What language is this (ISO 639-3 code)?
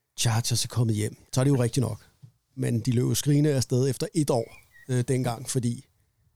dan